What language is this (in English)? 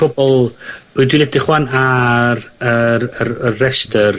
Welsh